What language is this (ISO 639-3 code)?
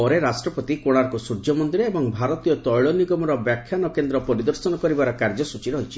ori